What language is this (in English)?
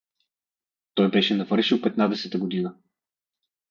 Bulgarian